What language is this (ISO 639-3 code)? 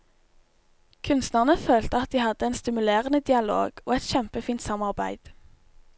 nor